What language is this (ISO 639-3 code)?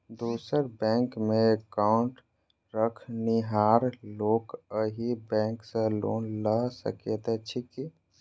mai